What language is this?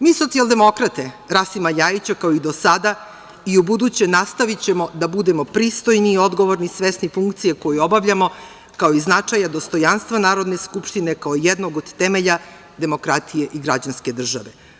Serbian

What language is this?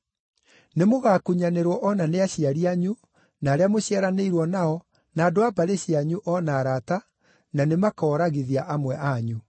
Kikuyu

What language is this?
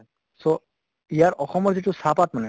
Assamese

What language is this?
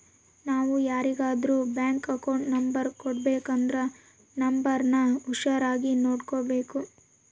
Kannada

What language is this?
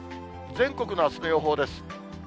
Japanese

